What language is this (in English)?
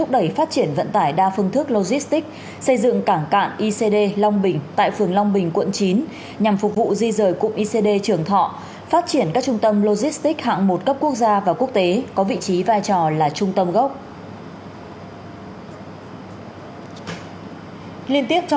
Vietnamese